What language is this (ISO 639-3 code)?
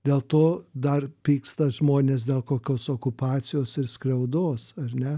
lit